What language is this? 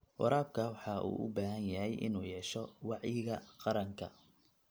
Somali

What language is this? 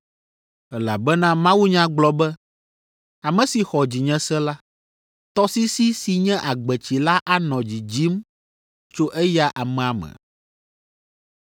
Ewe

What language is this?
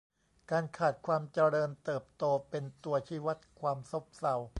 Thai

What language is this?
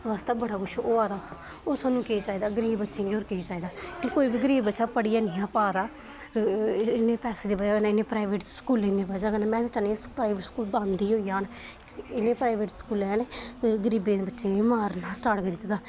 Dogri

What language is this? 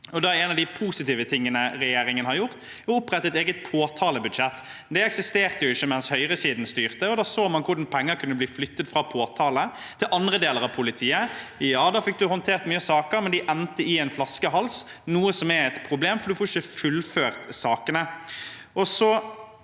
Norwegian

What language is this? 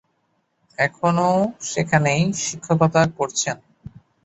Bangla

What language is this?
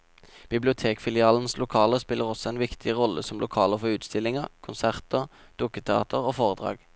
Norwegian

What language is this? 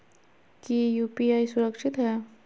Magahi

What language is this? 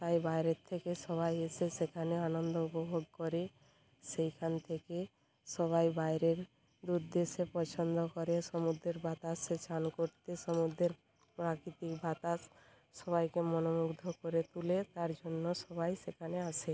Bangla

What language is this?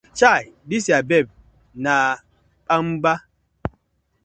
Nigerian Pidgin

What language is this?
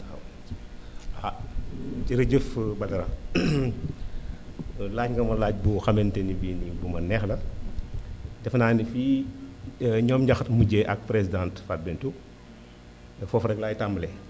Wolof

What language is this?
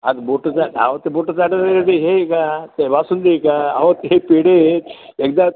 Marathi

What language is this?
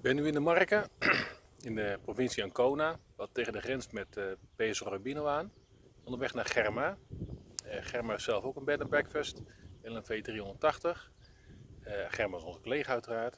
Dutch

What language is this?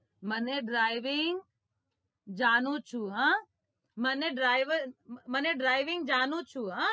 Gujarati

